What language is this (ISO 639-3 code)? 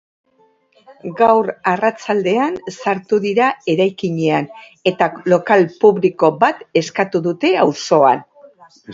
eus